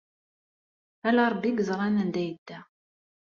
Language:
Kabyle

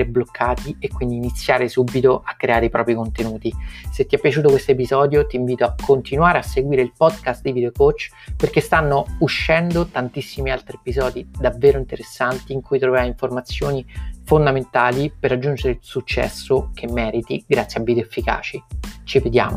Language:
Italian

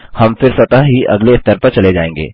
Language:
Hindi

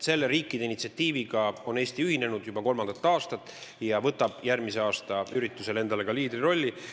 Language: Estonian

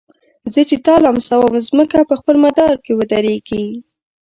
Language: Pashto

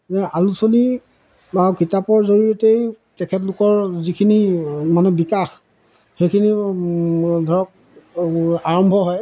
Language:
Assamese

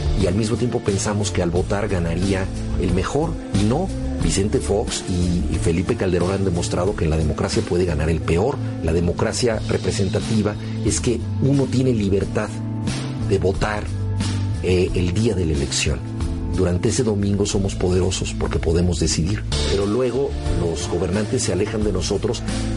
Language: Spanish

